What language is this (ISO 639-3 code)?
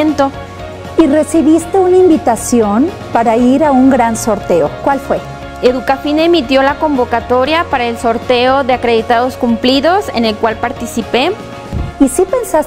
spa